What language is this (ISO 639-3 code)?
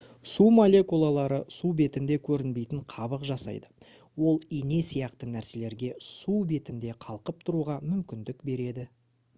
kaz